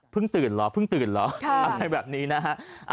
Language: Thai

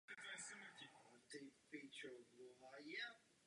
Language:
Czech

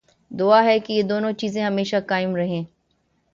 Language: Urdu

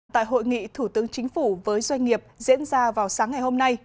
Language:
Vietnamese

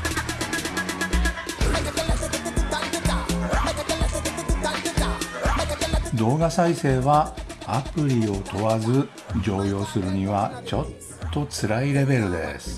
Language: Japanese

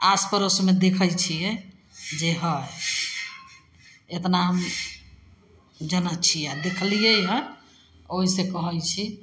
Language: Maithili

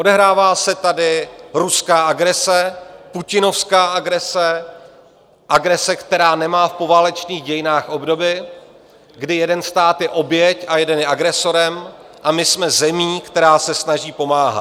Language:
Czech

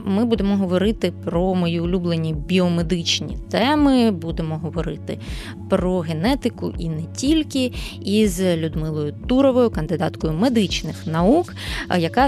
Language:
Ukrainian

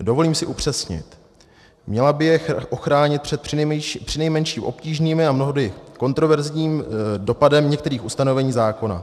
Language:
Czech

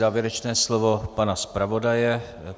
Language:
Czech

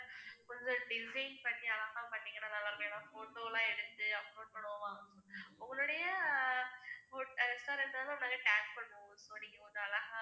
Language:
Tamil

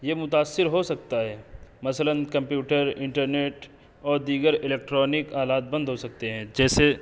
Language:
Urdu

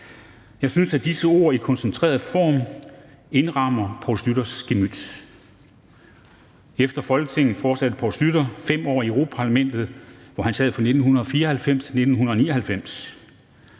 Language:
Danish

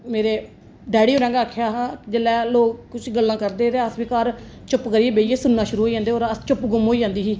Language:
Dogri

